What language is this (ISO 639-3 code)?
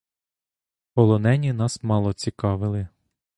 ukr